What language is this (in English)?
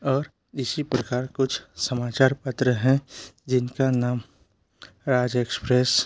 Hindi